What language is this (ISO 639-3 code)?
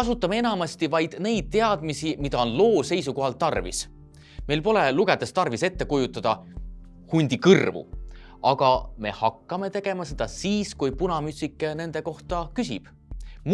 est